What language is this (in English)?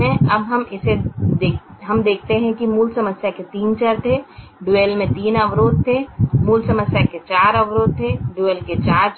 Hindi